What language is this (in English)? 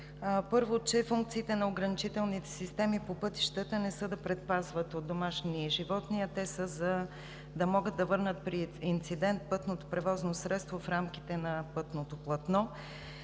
Bulgarian